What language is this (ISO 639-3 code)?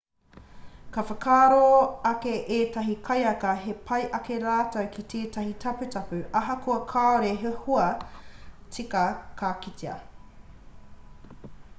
mri